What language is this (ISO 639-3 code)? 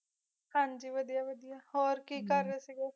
pan